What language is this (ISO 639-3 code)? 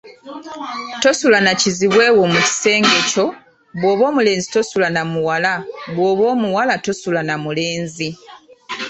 lug